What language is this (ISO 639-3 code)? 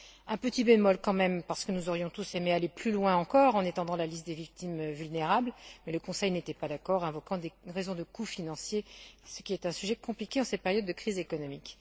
fra